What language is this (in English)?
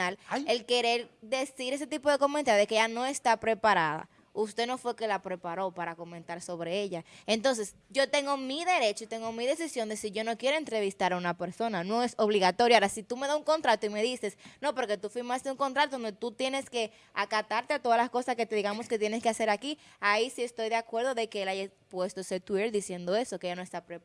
Spanish